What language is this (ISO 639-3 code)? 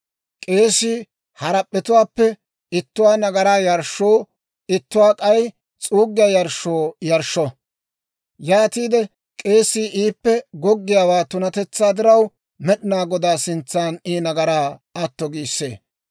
dwr